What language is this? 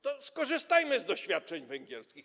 Polish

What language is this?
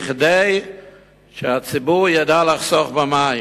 Hebrew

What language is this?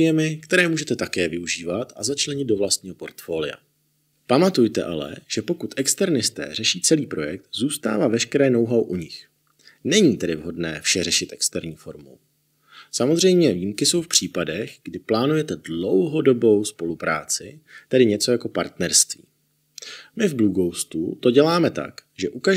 Czech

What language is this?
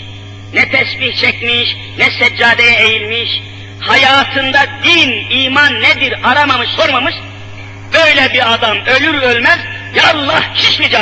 Turkish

